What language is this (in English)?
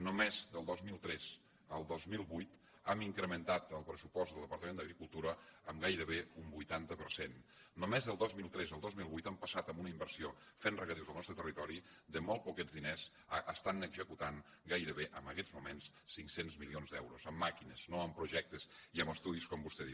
Catalan